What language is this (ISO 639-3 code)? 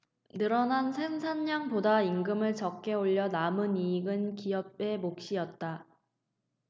kor